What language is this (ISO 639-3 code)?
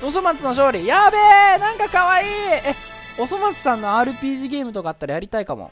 jpn